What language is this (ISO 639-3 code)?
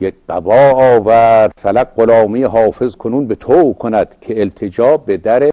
fas